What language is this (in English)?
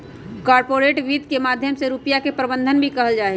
Magahi